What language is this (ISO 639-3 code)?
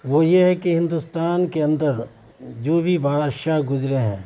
urd